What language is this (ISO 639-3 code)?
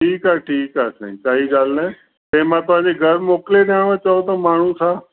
snd